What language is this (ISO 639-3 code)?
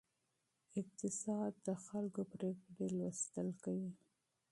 pus